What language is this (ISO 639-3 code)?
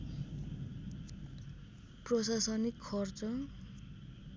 nep